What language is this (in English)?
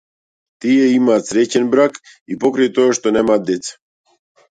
Macedonian